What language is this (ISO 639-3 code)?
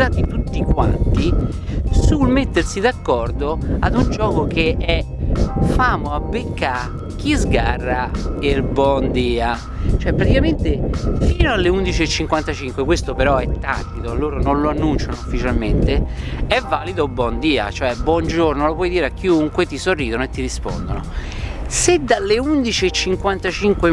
ita